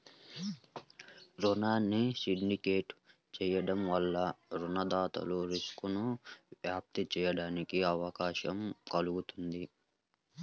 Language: Telugu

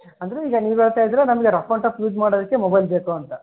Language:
Kannada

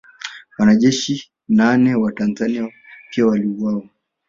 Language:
Swahili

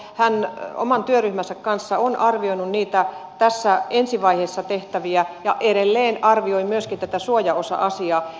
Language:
Finnish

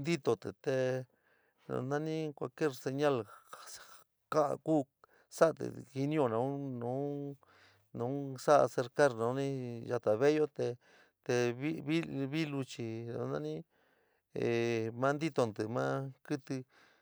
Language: San Miguel El Grande Mixtec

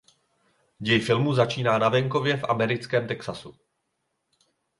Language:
Czech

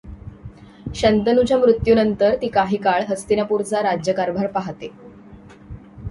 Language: Marathi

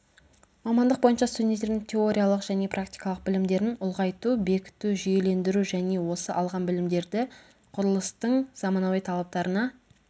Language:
Kazakh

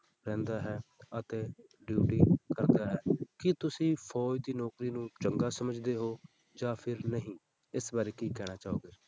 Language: Punjabi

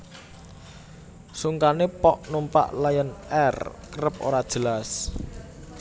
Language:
Javanese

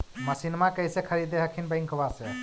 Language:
Magahi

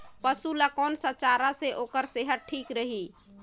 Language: Chhattisgarhi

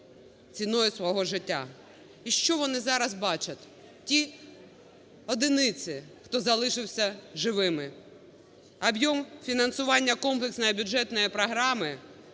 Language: Ukrainian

